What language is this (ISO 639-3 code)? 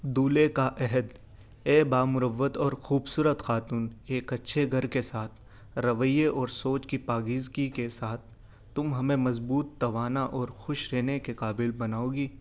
urd